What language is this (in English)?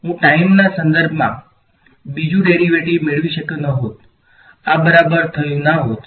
Gujarati